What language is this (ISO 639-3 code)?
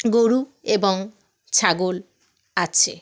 ben